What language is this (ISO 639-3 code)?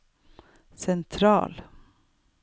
nor